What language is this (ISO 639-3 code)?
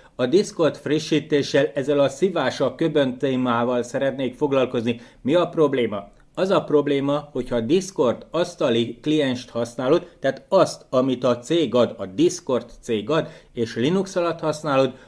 hun